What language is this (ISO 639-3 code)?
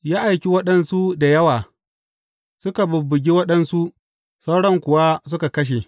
hau